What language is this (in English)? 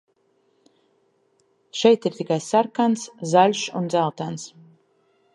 Latvian